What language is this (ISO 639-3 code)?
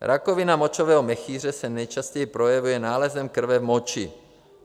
ces